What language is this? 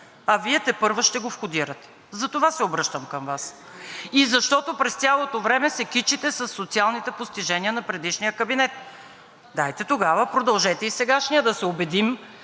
Bulgarian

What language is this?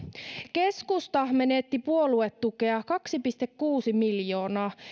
Finnish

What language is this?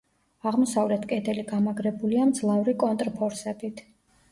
Georgian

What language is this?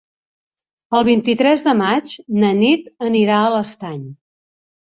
Catalan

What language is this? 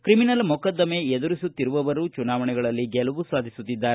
Kannada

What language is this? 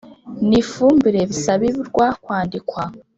Kinyarwanda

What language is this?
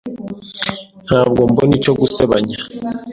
Kinyarwanda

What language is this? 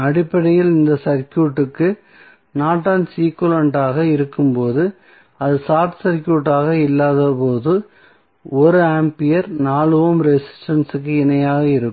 Tamil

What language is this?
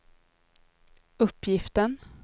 Swedish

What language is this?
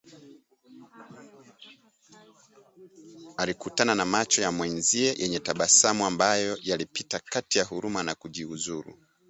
Swahili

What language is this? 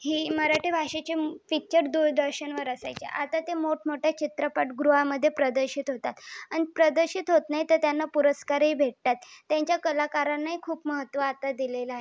Marathi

